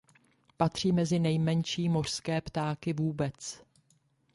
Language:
Czech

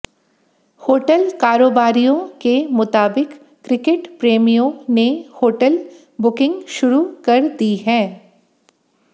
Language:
Hindi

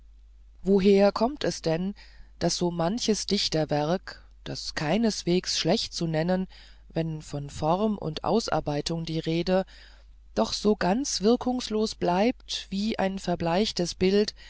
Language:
German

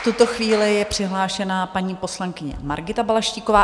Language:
Czech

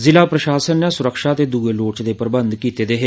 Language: Dogri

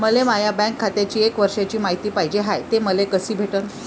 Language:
Marathi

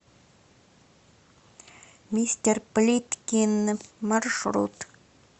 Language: Russian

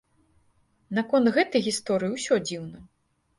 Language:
Belarusian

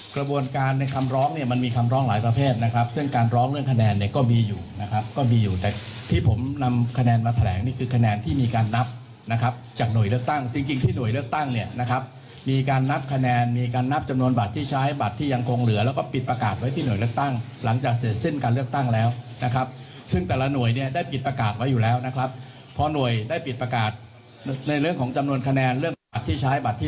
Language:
Thai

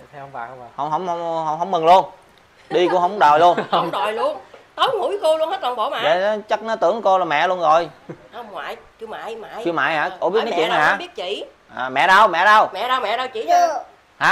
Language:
Vietnamese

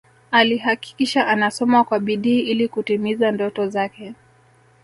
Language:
Swahili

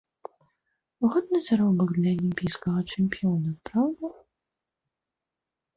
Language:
Belarusian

